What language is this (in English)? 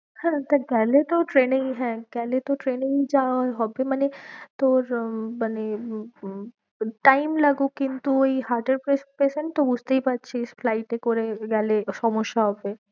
Bangla